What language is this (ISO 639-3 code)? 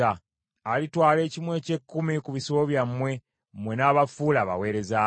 lug